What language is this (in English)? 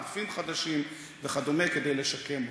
Hebrew